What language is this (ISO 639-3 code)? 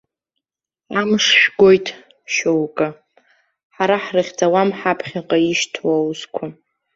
abk